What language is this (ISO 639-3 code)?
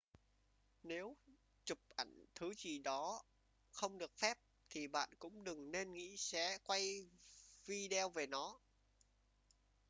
vie